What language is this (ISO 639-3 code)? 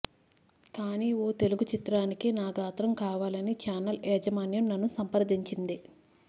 tel